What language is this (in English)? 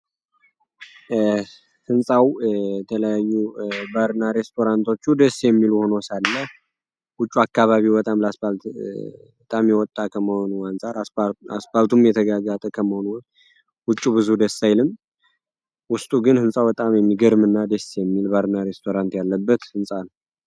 Amharic